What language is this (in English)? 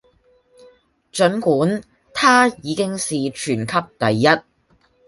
Cantonese